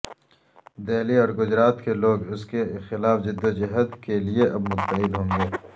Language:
Urdu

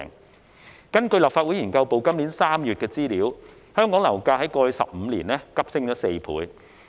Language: Cantonese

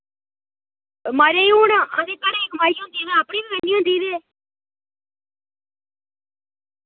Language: Dogri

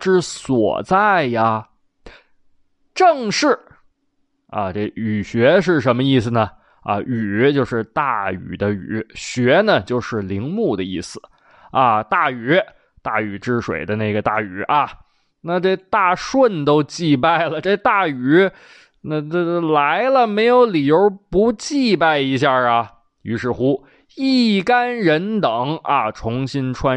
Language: Chinese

